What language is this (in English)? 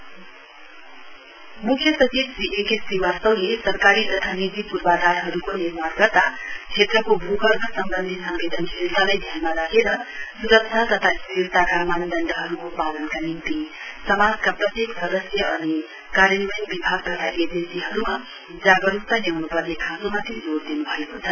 Nepali